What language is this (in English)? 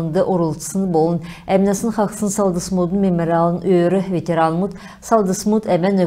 Turkish